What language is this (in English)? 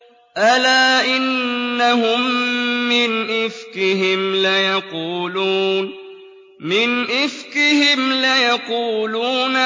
Arabic